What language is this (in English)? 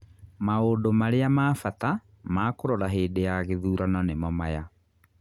Kikuyu